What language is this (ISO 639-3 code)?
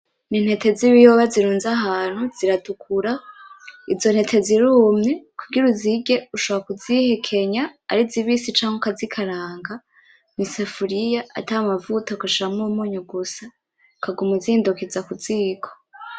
run